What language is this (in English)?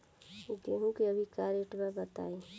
Bhojpuri